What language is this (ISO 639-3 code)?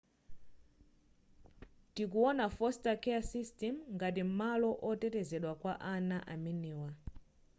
nya